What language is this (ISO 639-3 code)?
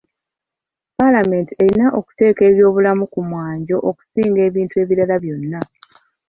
lug